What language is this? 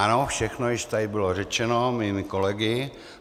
Czech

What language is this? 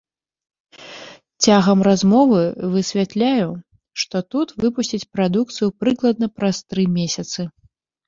Belarusian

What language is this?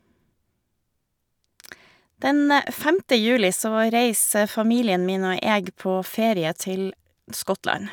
Norwegian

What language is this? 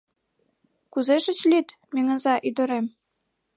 Mari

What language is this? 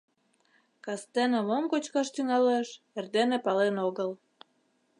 Mari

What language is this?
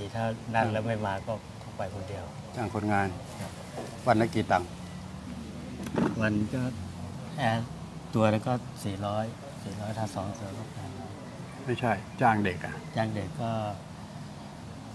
Thai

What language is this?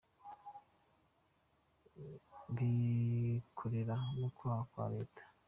Kinyarwanda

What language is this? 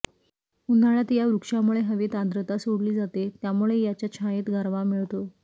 Marathi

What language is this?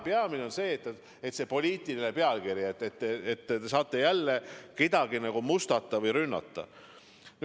Estonian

